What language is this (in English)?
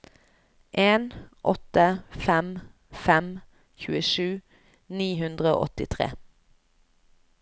Norwegian